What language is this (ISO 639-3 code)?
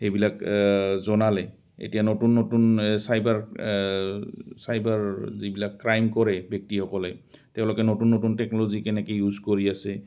asm